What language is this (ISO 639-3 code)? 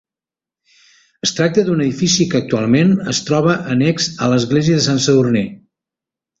cat